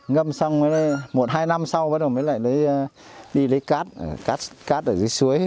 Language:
Vietnamese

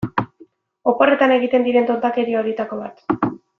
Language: Basque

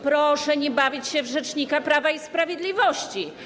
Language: Polish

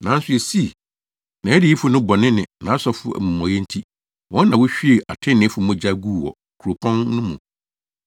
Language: Akan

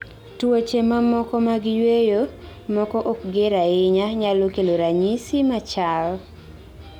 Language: Luo (Kenya and Tanzania)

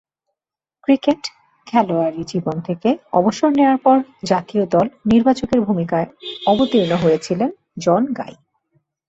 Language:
Bangla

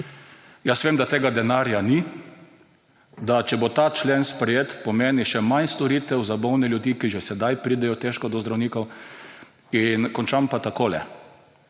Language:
Slovenian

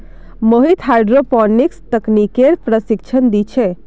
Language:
Magahi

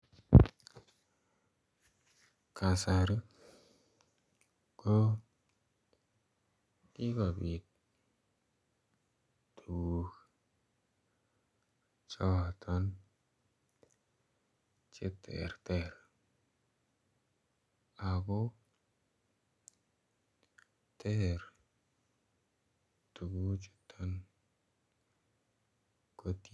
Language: Kalenjin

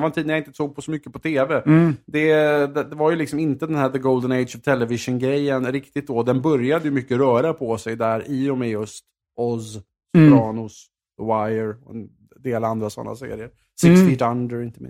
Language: Swedish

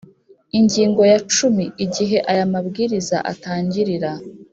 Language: Kinyarwanda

